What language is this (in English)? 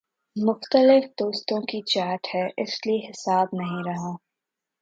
Urdu